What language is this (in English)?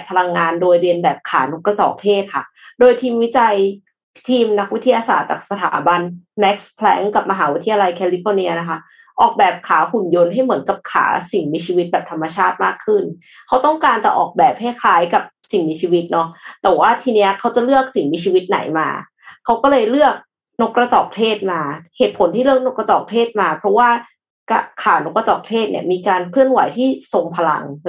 Thai